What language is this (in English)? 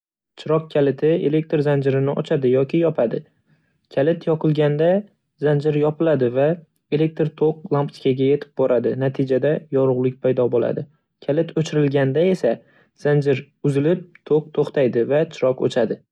Uzbek